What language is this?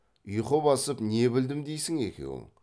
Kazakh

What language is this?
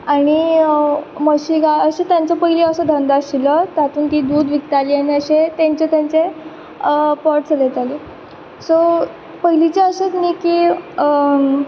Konkani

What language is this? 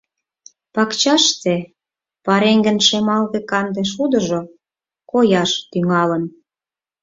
Mari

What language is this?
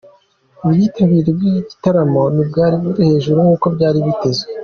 Kinyarwanda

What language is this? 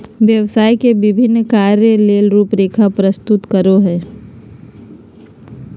Magahi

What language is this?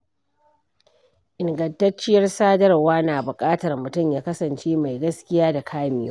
Hausa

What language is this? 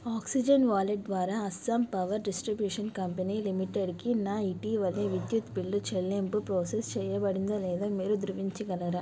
Telugu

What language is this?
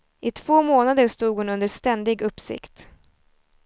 Swedish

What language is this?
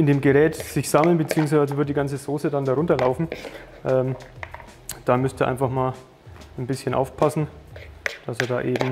German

